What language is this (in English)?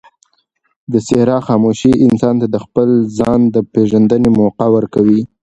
Pashto